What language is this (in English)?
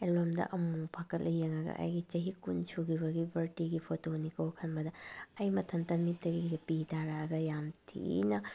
Manipuri